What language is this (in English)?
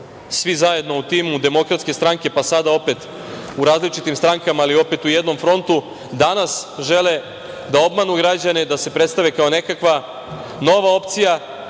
Serbian